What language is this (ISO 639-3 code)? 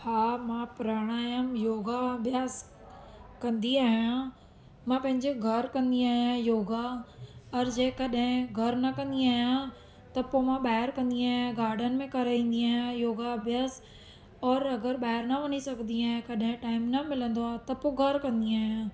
snd